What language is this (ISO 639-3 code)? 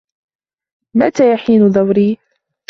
ara